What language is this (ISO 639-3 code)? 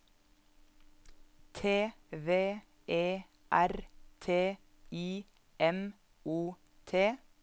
nor